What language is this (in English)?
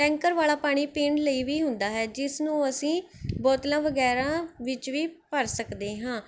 Punjabi